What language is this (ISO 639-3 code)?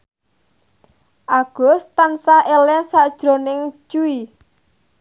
jav